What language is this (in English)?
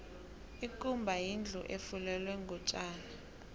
South Ndebele